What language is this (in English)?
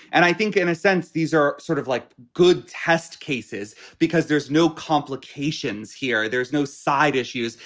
English